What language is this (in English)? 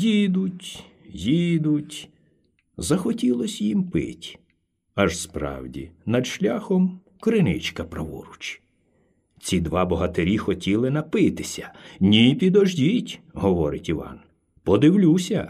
Ukrainian